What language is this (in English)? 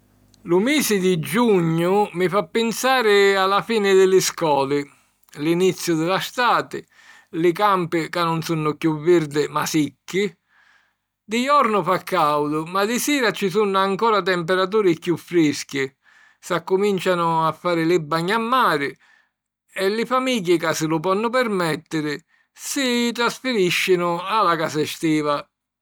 Sicilian